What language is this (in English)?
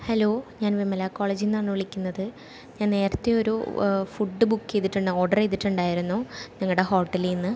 Malayalam